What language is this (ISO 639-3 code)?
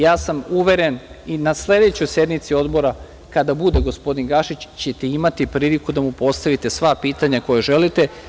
srp